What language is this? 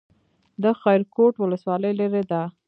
Pashto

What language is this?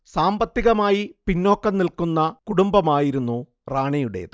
Malayalam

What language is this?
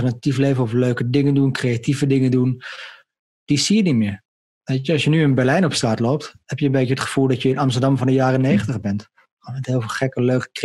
Dutch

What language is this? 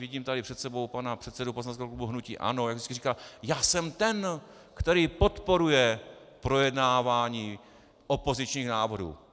Czech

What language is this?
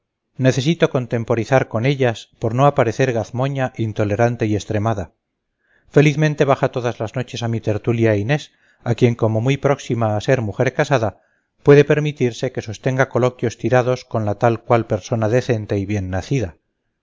Spanish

